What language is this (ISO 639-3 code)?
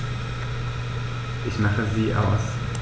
deu